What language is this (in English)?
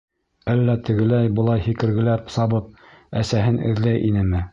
Bashkir